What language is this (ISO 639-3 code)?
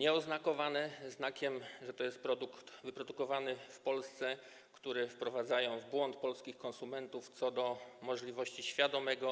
pol